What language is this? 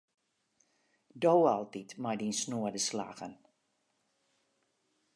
Western Frisian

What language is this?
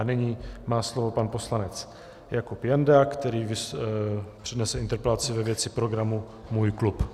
Czech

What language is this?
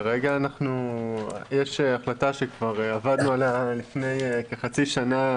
Hebrew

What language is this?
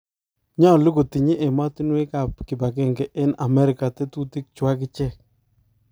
Kalenjin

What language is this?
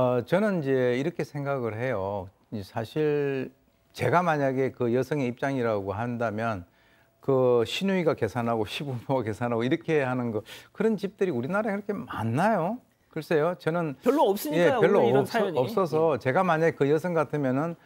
Korean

